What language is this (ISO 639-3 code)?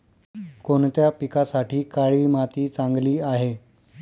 mar